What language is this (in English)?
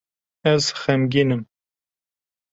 Kurdish